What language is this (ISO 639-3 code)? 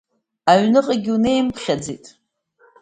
abk